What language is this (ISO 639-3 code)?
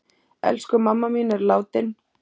isl